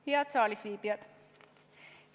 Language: Estonian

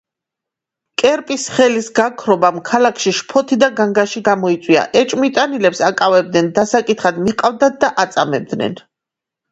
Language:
Georgian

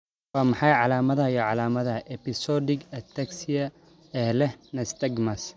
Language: Somali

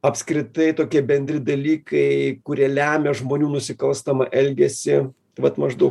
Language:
Lithuanian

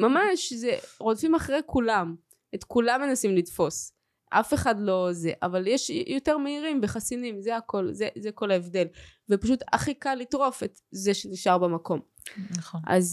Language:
Hebrew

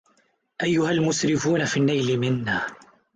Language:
Arabic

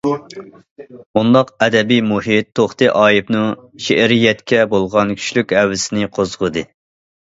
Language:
Uyghur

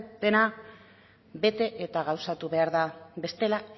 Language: Basque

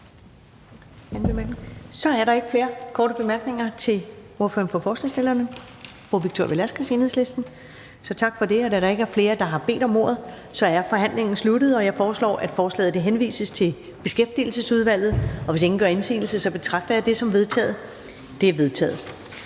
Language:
Danish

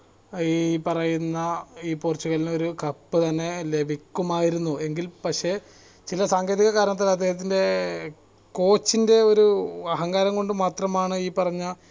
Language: Malayalam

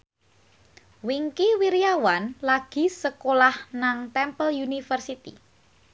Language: Javanese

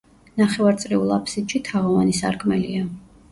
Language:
Georgian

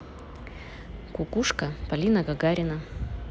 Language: Russian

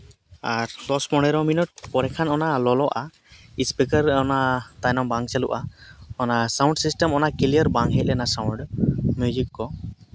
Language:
Santali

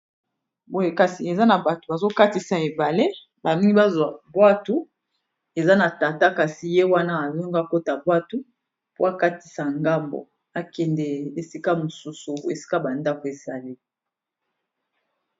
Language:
Lingala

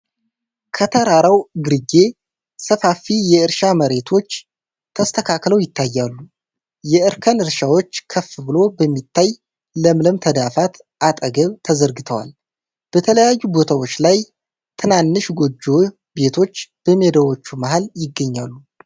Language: Amharic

